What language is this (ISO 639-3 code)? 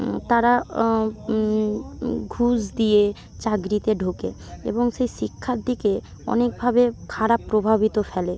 ben